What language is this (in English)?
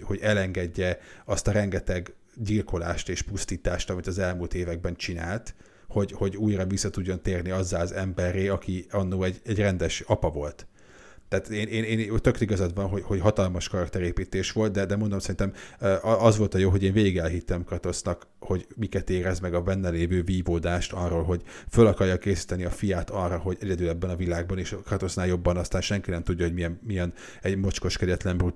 Hungarian